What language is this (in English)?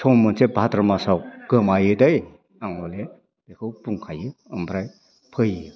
Bodo